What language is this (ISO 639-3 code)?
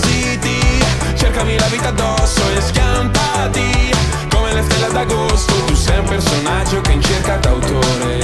ita